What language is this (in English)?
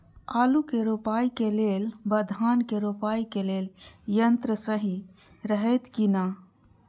Maithili